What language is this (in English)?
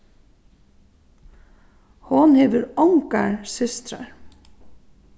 Faroese